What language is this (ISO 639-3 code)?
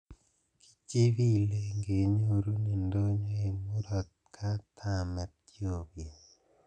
kln